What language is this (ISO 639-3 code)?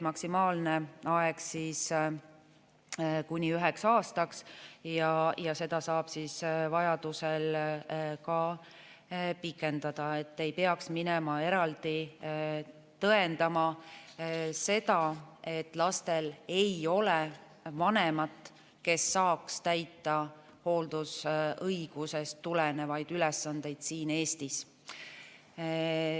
est